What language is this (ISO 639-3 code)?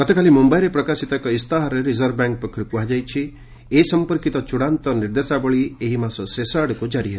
ori